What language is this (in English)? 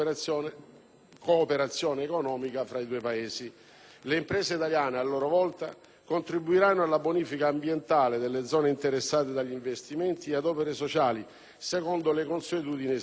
Italian